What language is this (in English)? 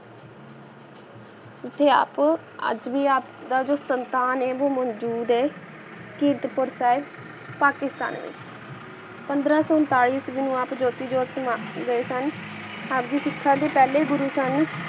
Punjabi